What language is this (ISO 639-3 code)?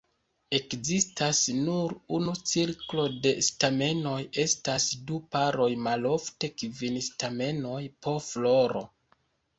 epo